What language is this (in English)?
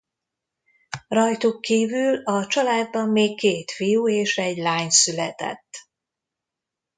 Hungarian